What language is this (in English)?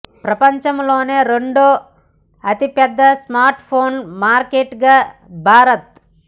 Telugu